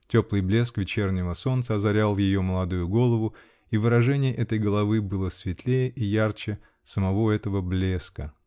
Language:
Russian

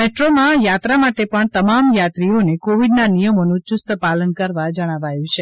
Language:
Gujarati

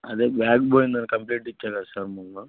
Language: Telugu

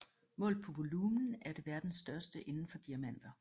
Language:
Danish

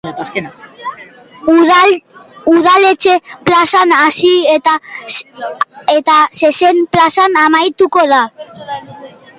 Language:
Basque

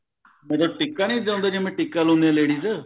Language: Punjabi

